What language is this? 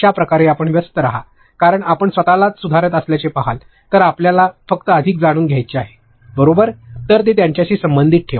Marathi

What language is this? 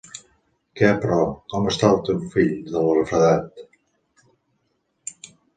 Catalan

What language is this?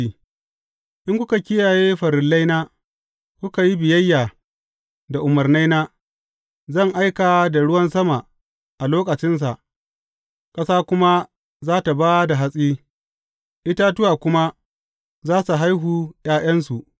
Hausa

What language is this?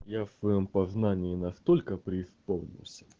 Russian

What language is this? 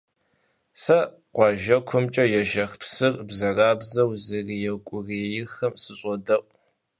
Kabardian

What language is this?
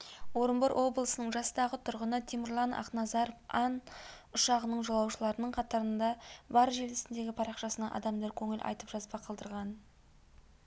Kazakh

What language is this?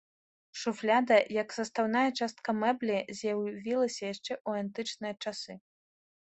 Belarusian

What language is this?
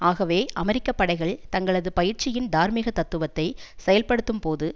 Tamil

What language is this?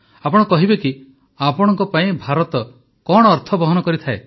Odia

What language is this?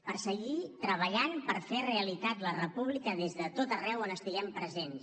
Catalan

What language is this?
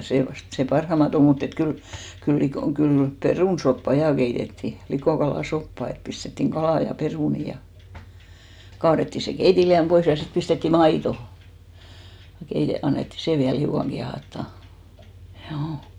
Finnish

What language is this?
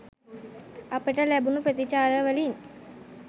Sinhala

